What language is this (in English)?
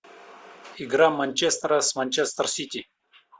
Russian